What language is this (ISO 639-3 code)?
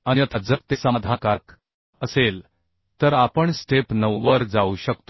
mar